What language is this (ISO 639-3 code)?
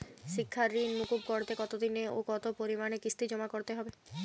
ben